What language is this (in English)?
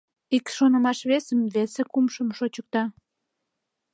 Mari